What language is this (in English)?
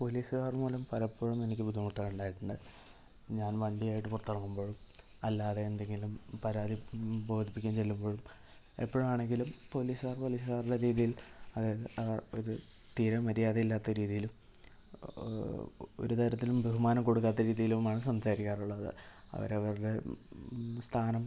Malayalam